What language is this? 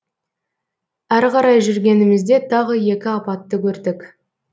Kazakh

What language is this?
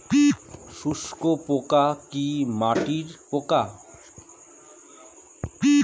Bangla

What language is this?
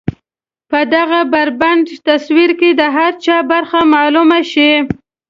Pashto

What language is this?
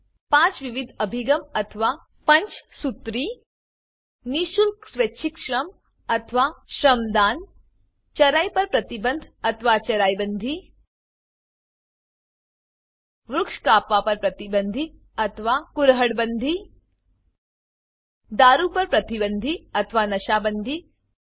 Gujarati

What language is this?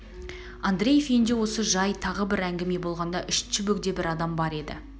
Kazakh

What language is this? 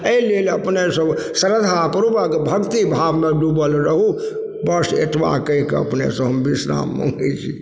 Maithili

